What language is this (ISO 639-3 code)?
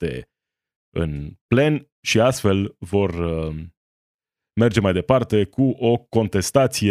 ron